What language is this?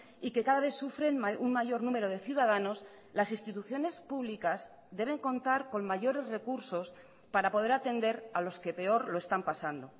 Spanish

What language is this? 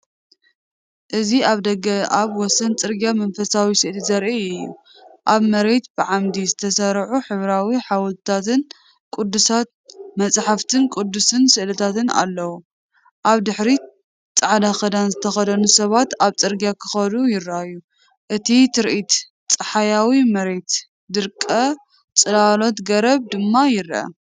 Tigrinya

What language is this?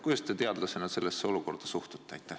Estonian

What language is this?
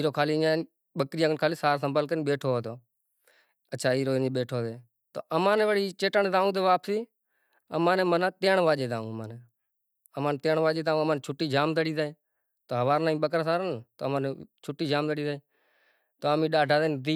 Kachi Koli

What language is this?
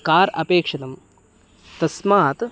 Sanskrit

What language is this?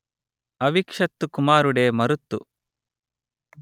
Telugu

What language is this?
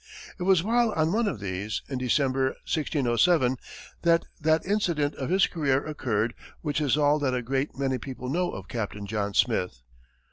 English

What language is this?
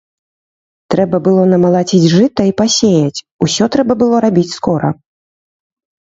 Belarusian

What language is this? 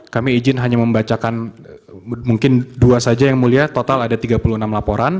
Indonesian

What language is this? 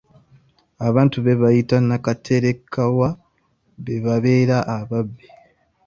Ganda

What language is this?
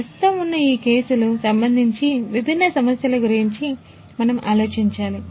Telugu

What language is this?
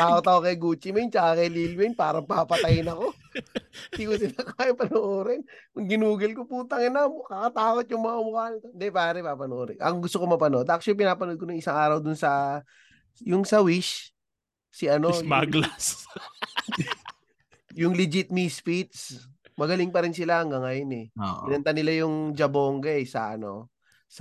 Filipino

